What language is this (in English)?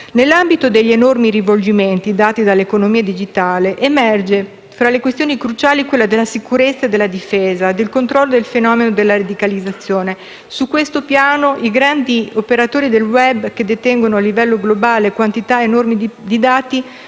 Italian